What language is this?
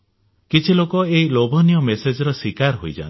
Odia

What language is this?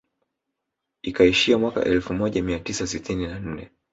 Swahili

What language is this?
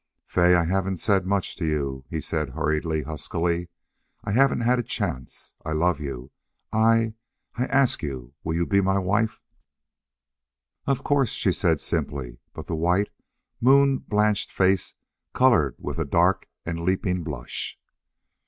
English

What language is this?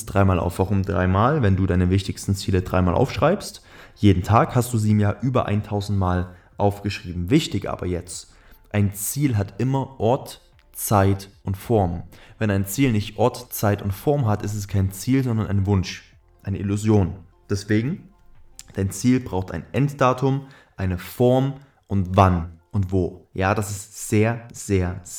German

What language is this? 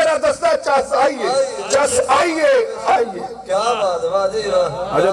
Turkish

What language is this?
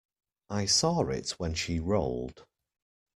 English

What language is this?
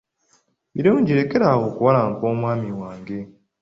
Ganda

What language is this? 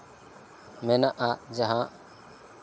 Santali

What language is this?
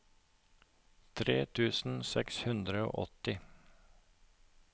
Norwegian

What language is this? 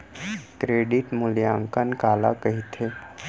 Chhattisgarhi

